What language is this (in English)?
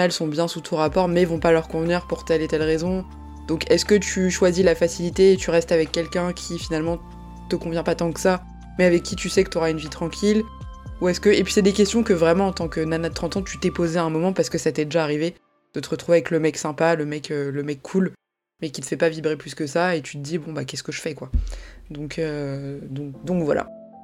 French